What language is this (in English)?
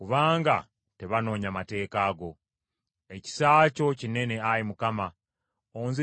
Ganda